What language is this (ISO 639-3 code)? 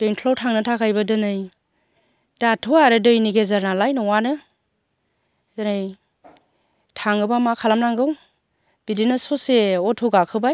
brx